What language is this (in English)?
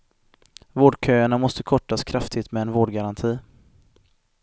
Swedish